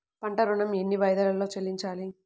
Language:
Telugu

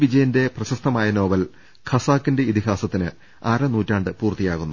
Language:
Malayalam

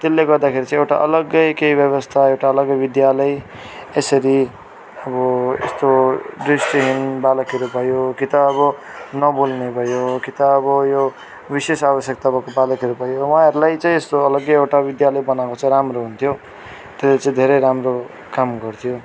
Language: Nepali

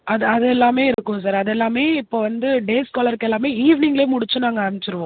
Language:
Tamil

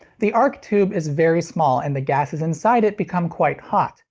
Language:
English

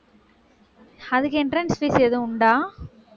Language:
Tamil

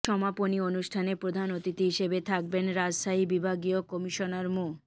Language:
Bangla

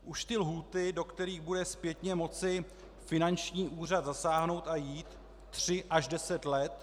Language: Czech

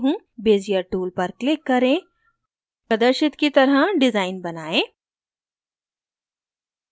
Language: Hindi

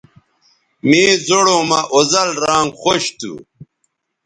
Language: Bateri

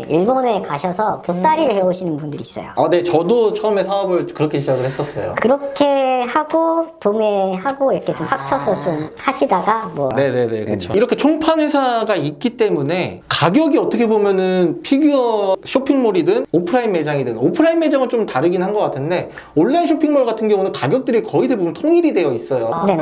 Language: Korean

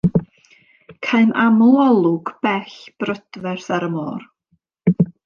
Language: Welsh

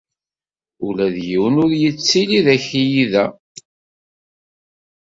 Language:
Kabyle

